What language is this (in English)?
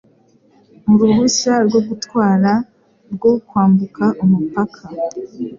Kinyarwanda